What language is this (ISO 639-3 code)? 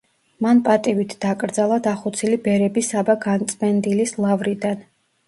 kat